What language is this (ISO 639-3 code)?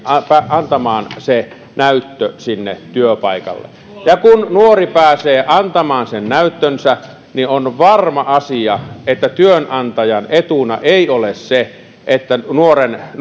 fin